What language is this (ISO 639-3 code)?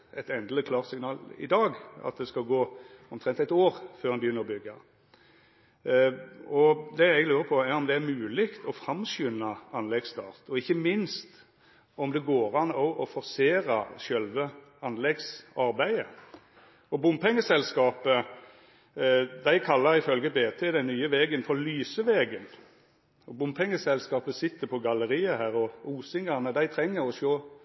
nno